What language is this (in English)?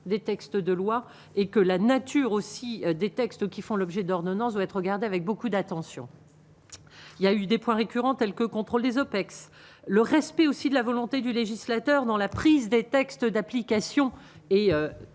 French